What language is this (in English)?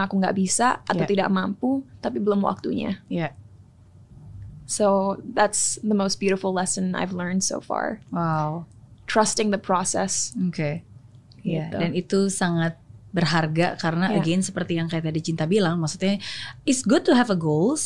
Indonesian